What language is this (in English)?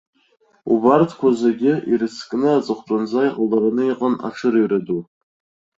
Abkhazian